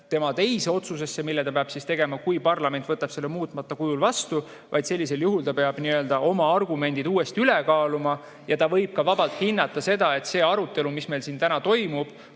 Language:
Estonian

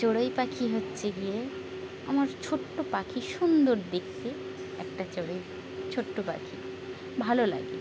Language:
Bangla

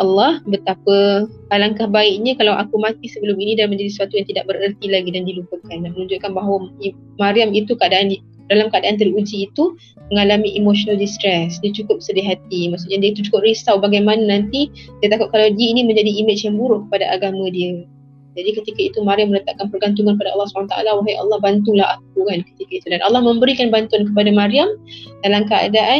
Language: Malay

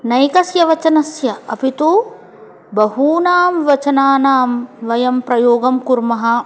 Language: Sanskrit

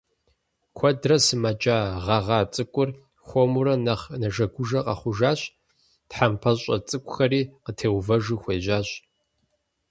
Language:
Kabardian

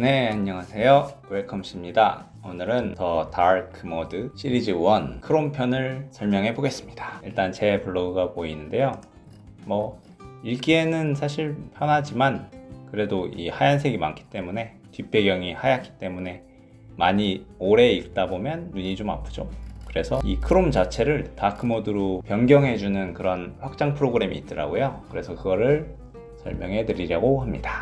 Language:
Korean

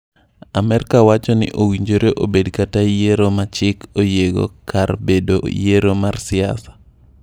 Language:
Luo (Kenya and Tanzania)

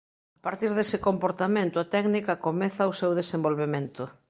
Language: Galician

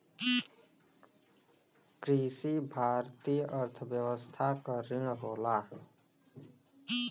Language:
Bhojpuri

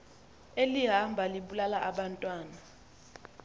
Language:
Xhosa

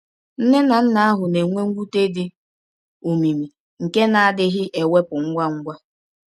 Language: Igbo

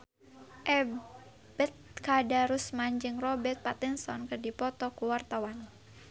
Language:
Sundanese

